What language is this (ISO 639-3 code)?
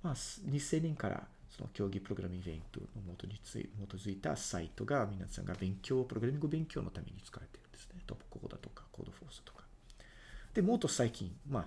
jpn